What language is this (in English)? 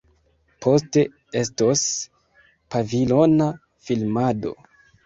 Esperanto